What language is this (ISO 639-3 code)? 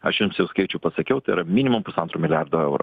lit